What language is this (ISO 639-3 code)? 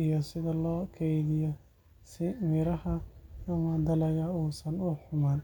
som